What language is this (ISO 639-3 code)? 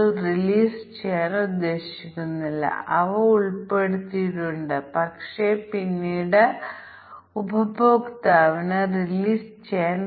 mal